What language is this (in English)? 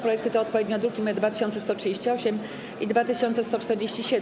Polish